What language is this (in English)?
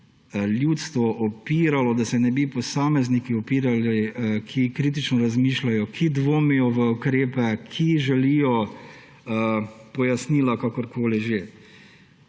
Slovenian